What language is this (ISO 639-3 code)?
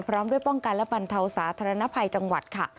tha